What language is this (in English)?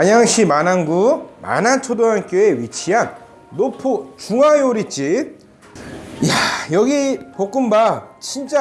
Korean